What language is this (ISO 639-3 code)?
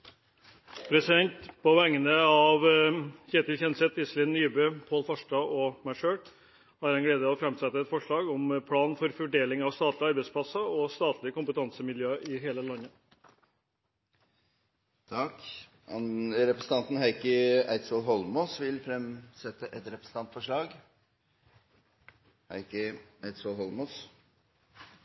nor